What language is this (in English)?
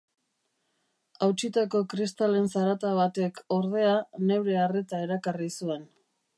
Basque